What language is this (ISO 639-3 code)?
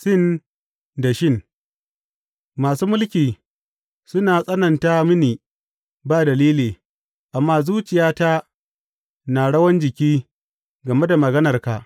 hau